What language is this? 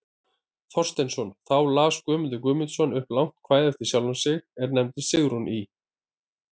Icelandic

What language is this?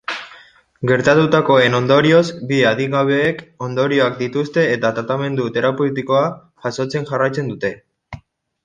Basque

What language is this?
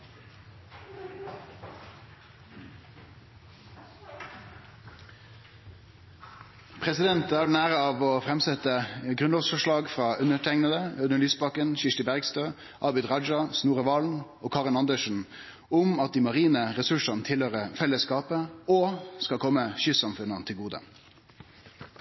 Norwegian Nynorsk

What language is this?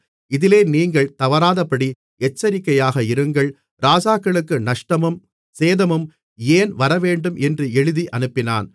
Tamil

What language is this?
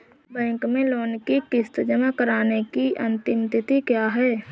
Hindi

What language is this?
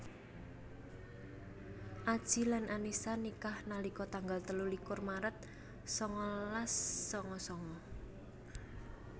Javanese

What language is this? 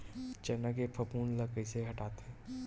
Chhattisgarhi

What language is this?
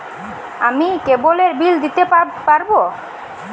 Bangla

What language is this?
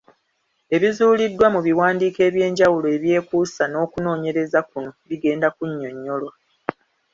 Ganda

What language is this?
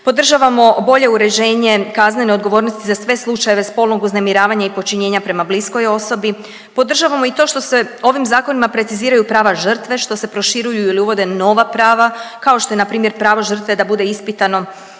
Croatian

